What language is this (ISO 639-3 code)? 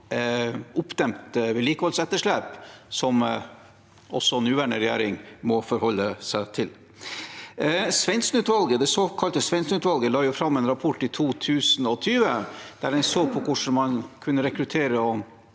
nor